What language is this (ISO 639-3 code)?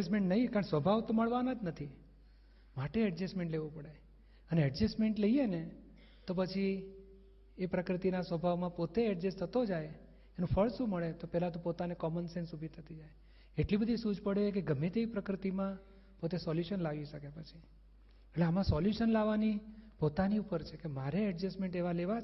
guj